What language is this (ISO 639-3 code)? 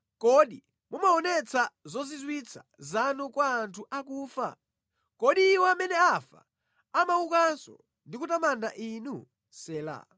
nya